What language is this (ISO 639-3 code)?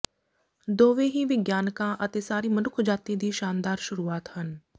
pan